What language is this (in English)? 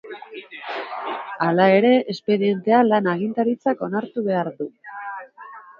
Basque